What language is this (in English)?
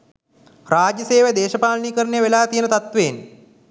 Sinhala